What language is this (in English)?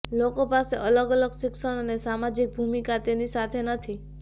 Gujarati